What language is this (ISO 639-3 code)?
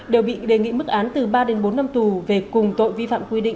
vie